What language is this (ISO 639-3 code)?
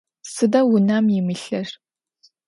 ady